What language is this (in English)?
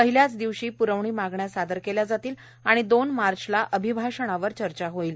Marathi